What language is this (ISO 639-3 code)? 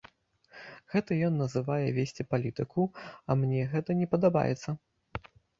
bel